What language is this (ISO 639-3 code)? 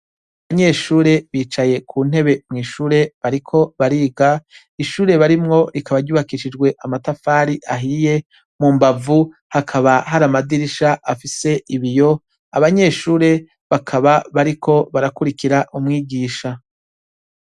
run